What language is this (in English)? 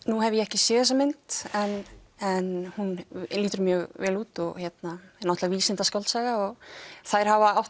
Icelandic